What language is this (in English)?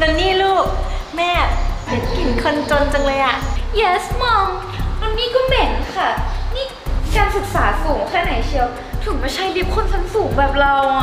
Thai